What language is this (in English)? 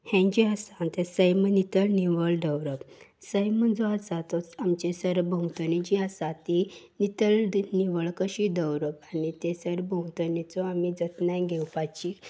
Konkani